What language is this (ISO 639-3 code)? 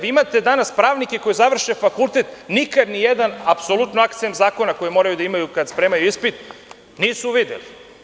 srp